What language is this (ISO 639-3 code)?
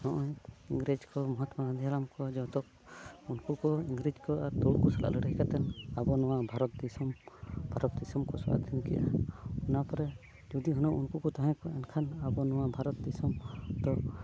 sat